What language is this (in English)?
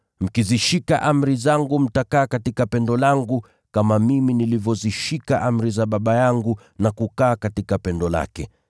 Swahili